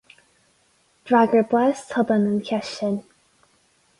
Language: Irish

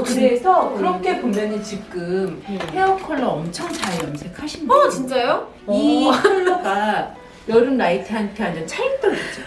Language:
Korean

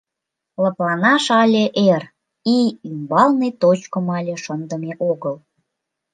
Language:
Mari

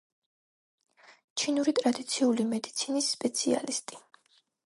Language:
Georgian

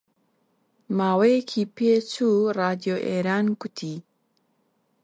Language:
Central Kurdish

